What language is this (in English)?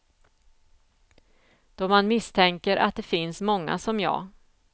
Swedish